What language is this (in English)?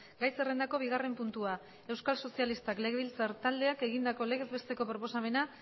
Basque